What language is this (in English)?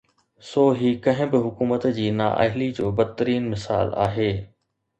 Sindhi